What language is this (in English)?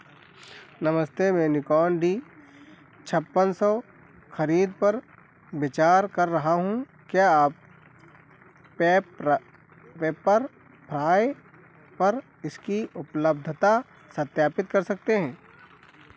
Hindi